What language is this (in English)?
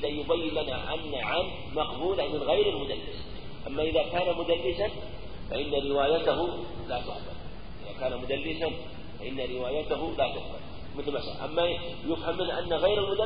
Arabic